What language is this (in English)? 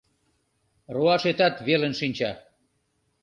Mari